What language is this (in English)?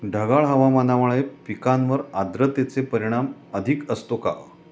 Marathi